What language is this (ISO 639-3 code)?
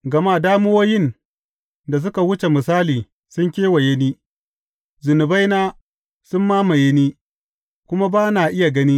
hau